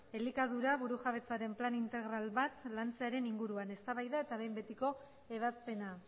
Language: Basque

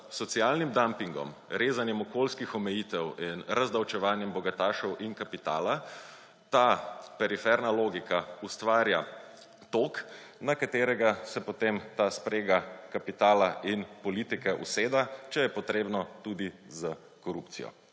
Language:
Slovenian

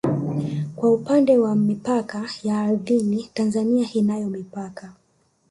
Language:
Swahili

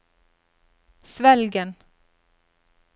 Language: Norwegian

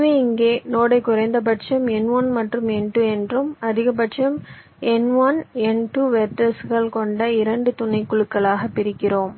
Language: Tamil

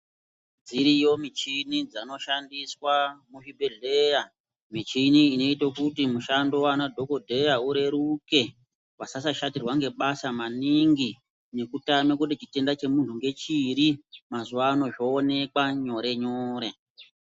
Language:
Ndau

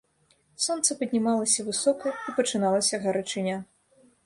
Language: Belarusian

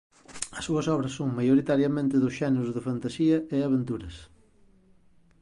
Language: Galician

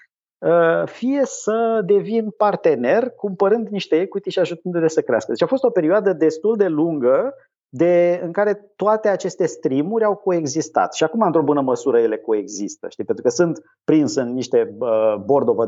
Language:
Romanian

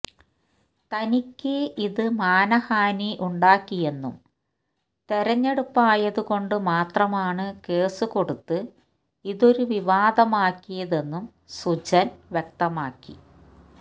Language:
Malayalam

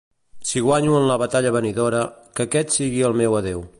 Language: Catalan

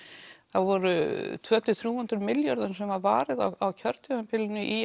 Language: Icelandic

